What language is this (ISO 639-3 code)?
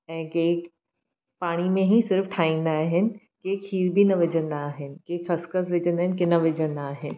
snd